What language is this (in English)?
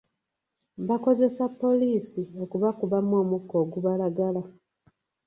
Ganda